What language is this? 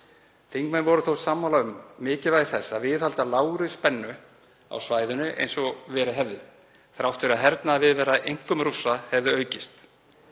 Icelandic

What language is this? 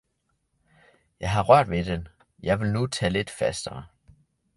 Danish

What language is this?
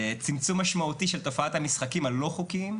Hebrew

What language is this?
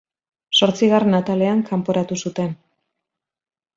Basque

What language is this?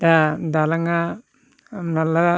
Bodo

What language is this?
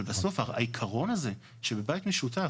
Hebrew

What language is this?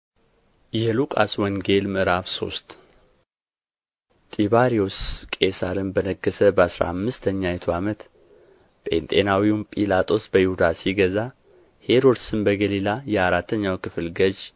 Amharic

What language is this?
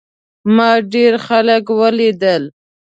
Pashto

